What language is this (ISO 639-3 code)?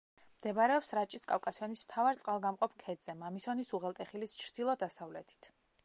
kat